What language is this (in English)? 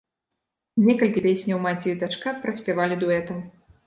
Belarusian